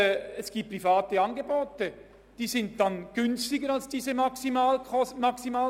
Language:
Swiss German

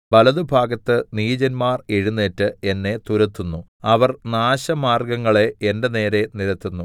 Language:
Malayalam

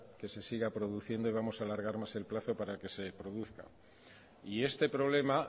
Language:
Spanish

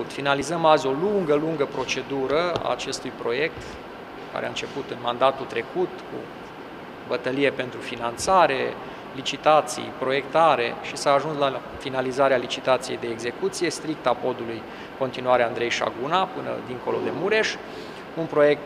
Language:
Romanian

